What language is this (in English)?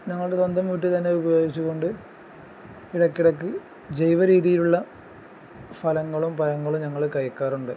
Malayalam